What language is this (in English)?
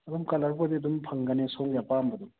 Manipuri